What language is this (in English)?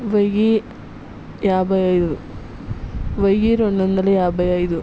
Telugu